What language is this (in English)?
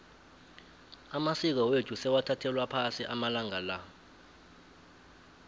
South Ndebele